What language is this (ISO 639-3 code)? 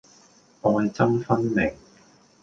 yue